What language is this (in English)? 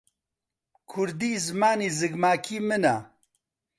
Central Kurdish